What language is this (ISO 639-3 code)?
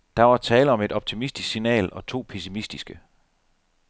dan